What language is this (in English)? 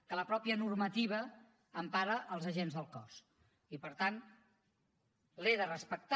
Catalan